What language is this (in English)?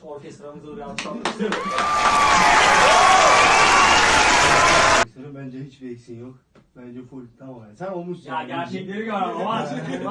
Turkish